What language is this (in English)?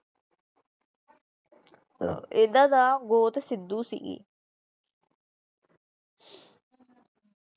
Punjabi